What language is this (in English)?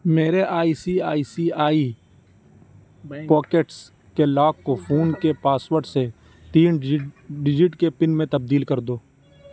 Urdu